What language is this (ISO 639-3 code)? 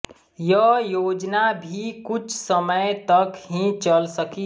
hin